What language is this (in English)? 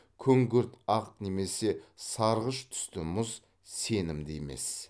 Kazakh